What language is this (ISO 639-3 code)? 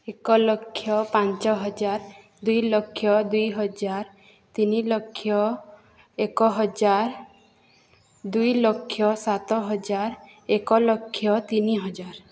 ori